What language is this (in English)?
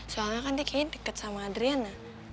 Indonesian